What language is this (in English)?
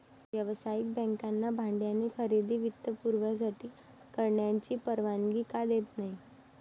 Marathi